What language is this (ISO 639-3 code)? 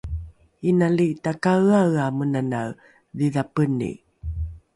dru